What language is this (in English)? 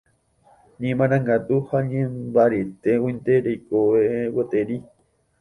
Guarani